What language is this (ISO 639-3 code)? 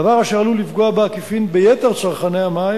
heb